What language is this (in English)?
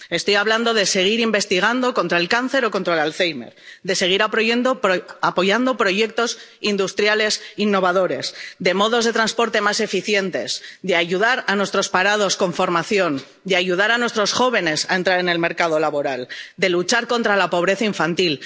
Spanish